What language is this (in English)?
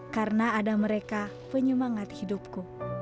Indonesian